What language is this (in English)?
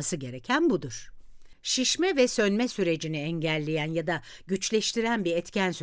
Turkish